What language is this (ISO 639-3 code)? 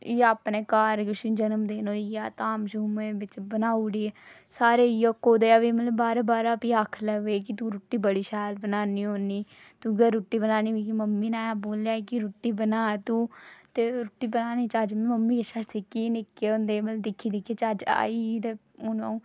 doi